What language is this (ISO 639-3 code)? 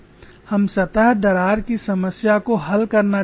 hin